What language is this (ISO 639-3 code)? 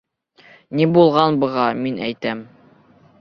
bak